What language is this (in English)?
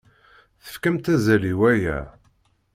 Kabyle